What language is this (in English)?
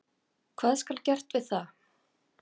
Icelandic